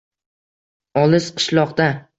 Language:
Uzbek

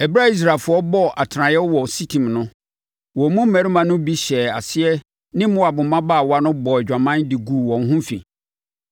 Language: Akan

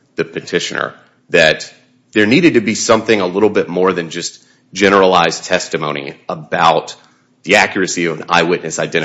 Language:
English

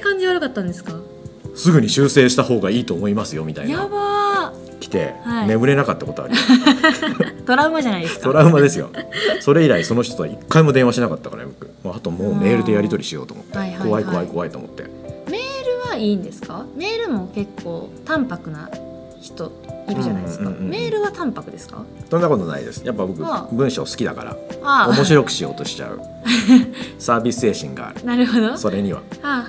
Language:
Japanese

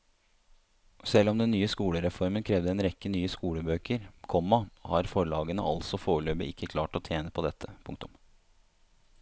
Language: Norwegian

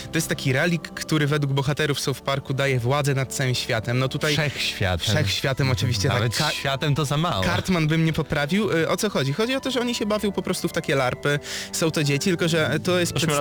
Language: Polish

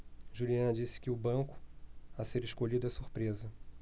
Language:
Portuguese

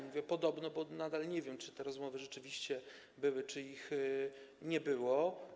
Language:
Polish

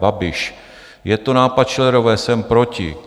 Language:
Czech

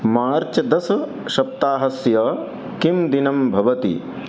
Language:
Sanskrit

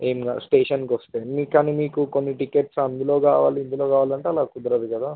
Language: Telugu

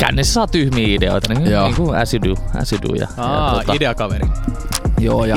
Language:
Finnish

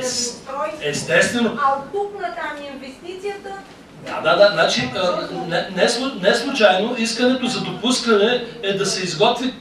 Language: Bulgarian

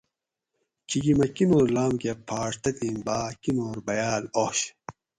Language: Gawri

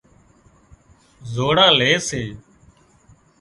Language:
Wadiyara Koli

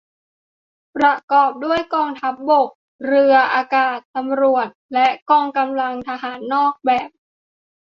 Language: Thai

